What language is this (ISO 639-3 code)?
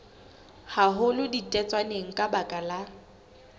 sot